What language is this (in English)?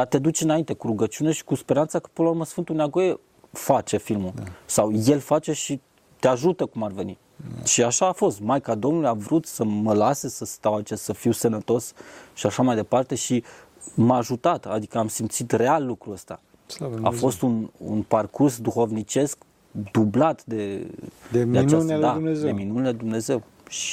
Romanian